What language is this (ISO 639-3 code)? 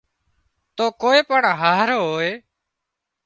kxp